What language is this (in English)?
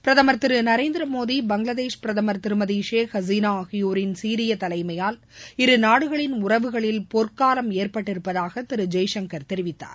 Tamil